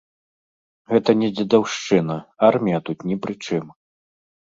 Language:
Belarusian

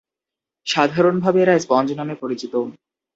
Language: Bangla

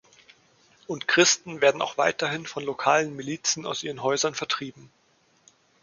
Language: German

